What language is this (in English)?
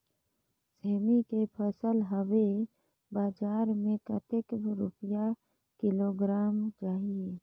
Chhattisgarhi